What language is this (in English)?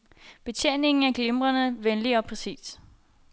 Danish